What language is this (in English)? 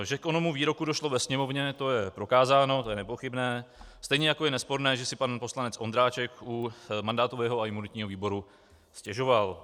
Czech